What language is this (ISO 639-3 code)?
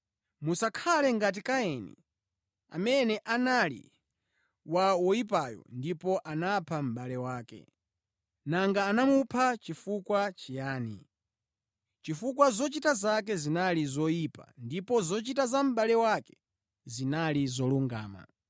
nya